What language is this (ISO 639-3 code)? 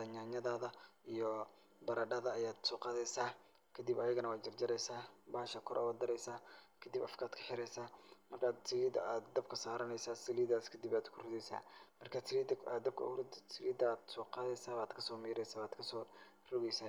som